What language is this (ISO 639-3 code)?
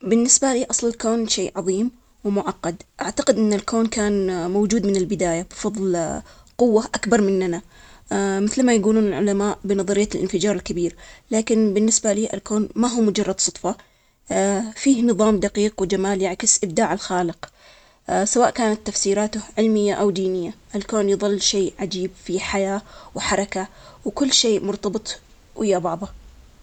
acx